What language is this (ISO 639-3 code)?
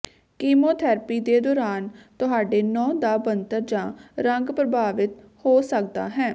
pan